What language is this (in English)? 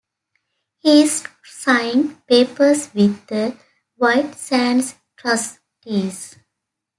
English